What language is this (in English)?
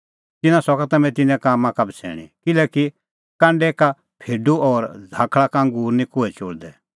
Kullu Pahari